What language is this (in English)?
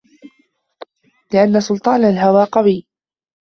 Arabic